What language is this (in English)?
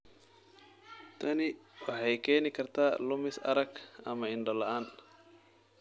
Somali